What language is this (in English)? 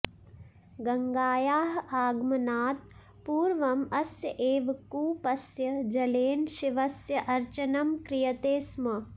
Sanskrit